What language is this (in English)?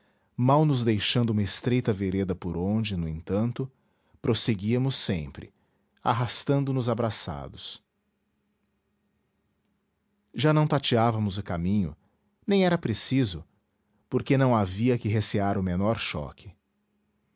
Portuguese